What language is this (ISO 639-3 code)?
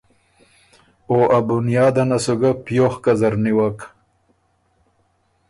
oru